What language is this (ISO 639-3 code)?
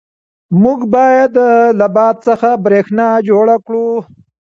pus